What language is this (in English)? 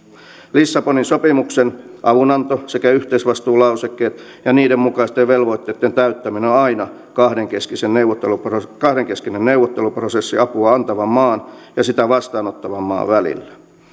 Finnish